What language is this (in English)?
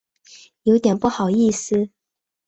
Chinese